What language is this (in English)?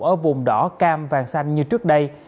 Vietnamese